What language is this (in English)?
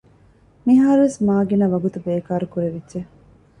Divehi